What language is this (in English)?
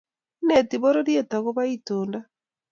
Kalenjin